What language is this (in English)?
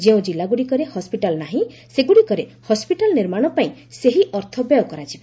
Odia